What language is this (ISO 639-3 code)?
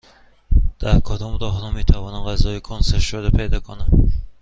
fas